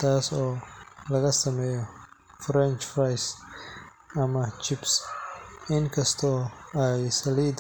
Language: Somali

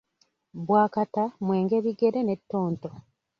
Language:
Ganda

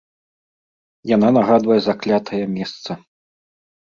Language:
Belarusian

